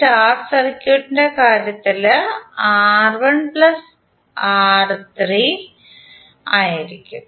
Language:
Malayalam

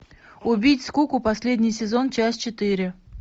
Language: Russian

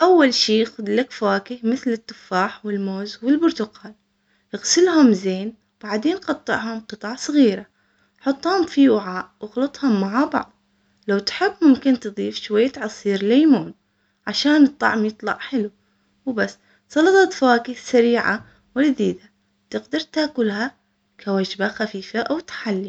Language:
Omani Arabic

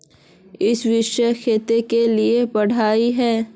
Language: Magahi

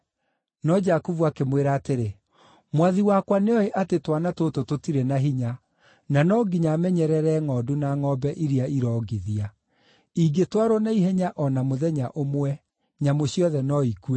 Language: Kikuyu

